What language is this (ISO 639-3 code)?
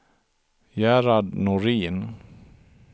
swe